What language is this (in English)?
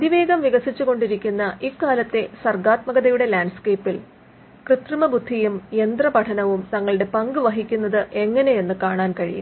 Malayalam